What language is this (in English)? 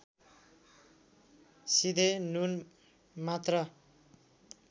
Nepali